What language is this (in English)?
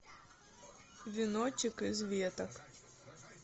Russian